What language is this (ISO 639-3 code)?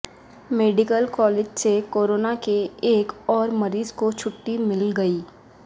urd